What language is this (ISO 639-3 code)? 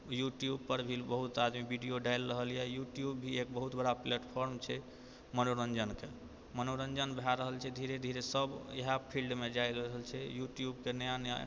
mai